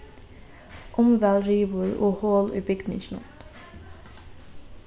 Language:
Faroese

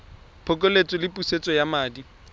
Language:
Tswana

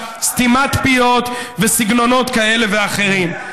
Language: Hebrew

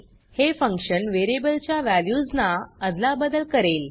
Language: Marathi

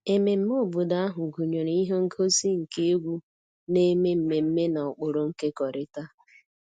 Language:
Igbo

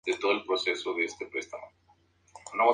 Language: Spanish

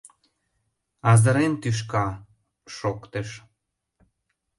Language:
Mari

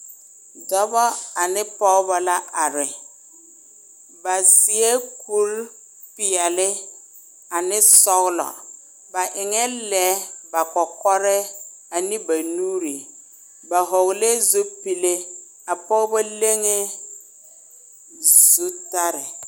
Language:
Southern Dagaare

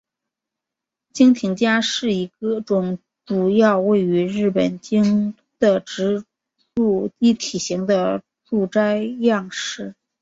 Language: Chinese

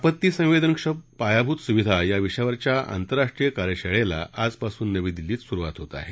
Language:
Marathi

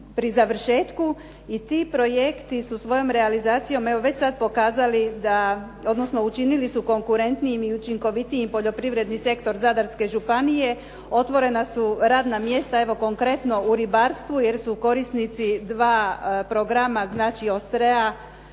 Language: Croatian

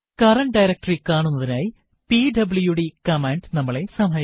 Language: Malayalam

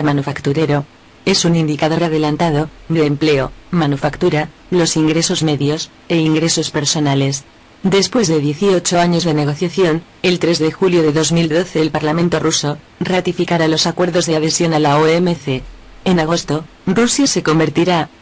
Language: Spanish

